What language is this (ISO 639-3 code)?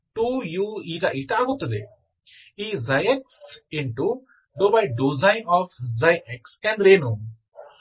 kan